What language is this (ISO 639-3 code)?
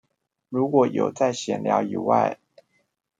zho